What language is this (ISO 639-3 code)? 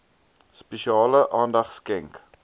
afr